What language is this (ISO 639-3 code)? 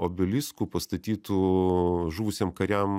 lit